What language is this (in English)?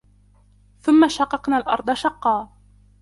Arabic